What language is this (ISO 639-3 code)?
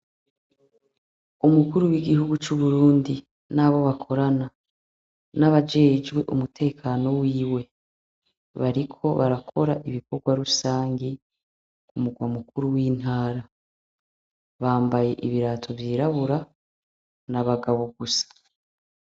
run